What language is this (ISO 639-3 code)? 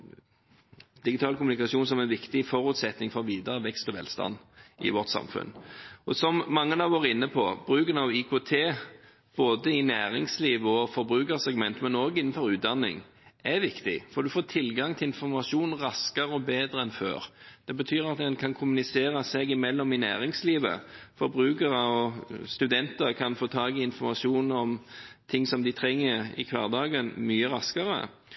nob